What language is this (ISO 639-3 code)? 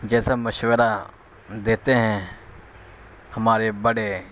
urd